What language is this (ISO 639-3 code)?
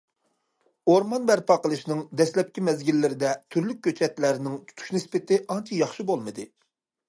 uig